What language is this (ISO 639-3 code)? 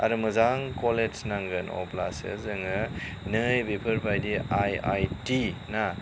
brx